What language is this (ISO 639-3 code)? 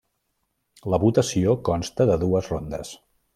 cat